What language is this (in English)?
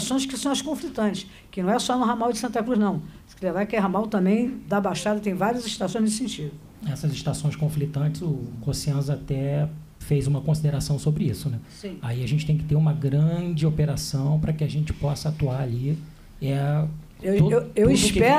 Portuguese